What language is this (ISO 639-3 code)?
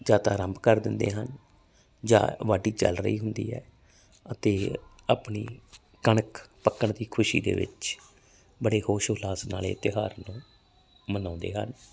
pan